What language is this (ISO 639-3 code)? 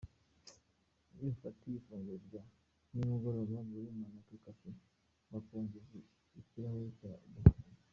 kin